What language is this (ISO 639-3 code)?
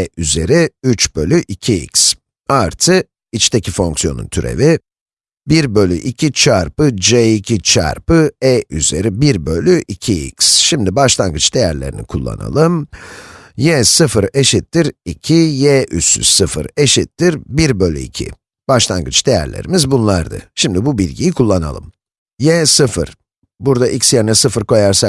tur